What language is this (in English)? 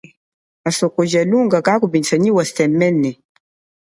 Chokwe